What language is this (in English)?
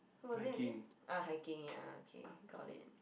English